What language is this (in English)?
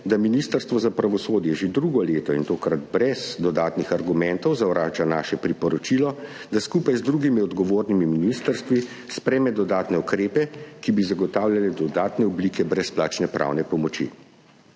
Slovenian